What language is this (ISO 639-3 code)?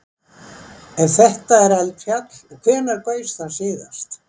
isl